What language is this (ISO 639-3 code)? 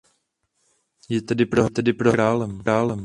ces